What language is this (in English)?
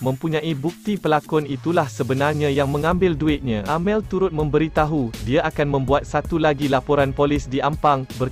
Malay